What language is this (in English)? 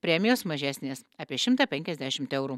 Lithuanian